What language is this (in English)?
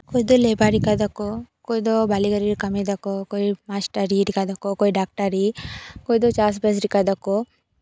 Santali